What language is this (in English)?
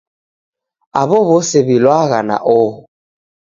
Taita